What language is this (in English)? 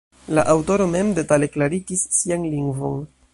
Esperanto